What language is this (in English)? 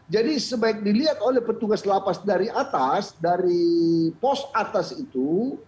Indonesian